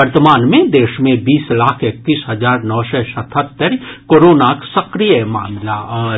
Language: Maithili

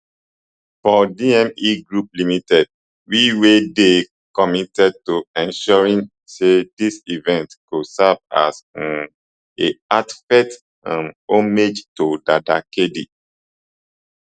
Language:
Nigerian Pidgin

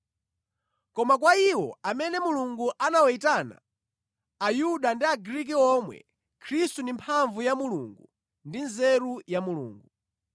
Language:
Nyanja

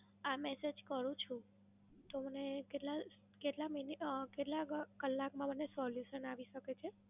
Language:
Gujarati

